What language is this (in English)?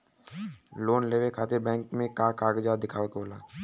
Bhojpuri